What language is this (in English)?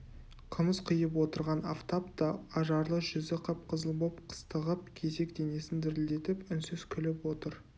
Kazakh